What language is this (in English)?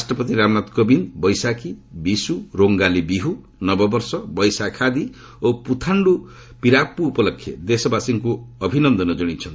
Odia